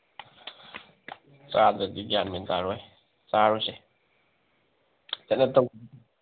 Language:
Manipuri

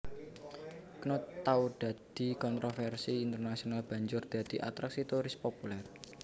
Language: Javanese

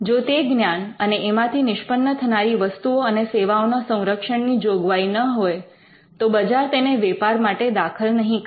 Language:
Gujarati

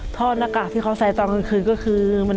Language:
Thai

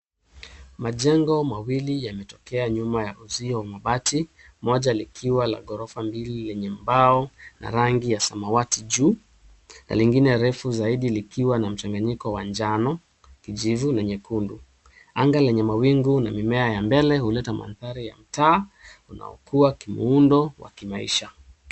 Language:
Swahili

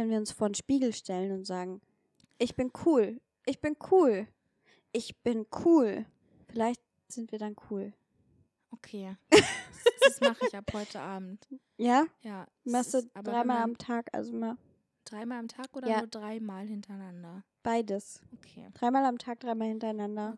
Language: German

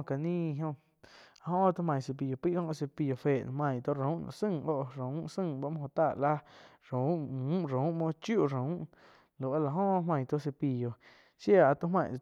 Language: Quiotepec Chinantec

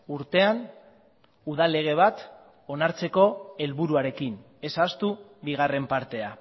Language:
Basque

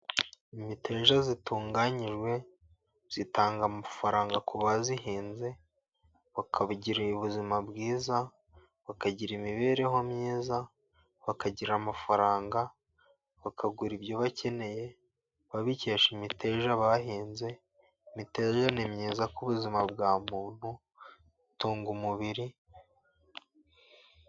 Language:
Kinyarwanda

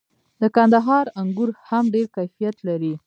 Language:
Pashto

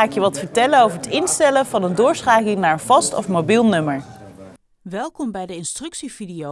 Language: Dutch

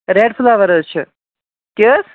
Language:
Kashmiri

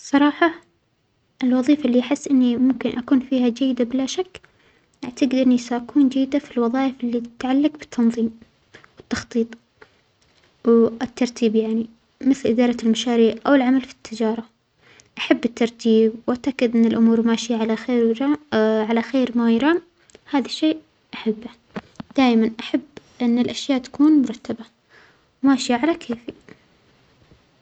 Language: Omani Arabic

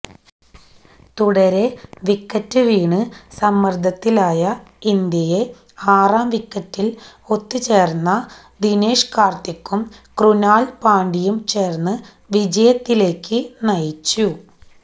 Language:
Malayalam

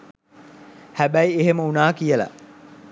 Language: Sinhala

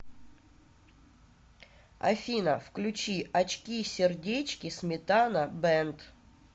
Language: Russian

